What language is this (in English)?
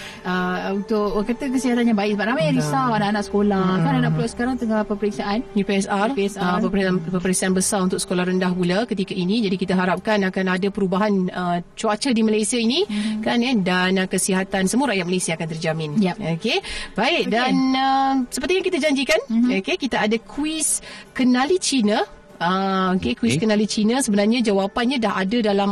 Malay